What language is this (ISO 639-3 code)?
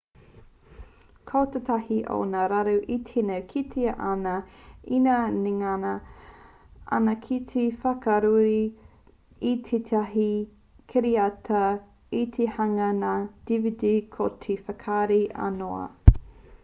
mri